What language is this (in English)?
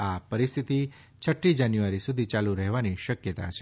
Gujarati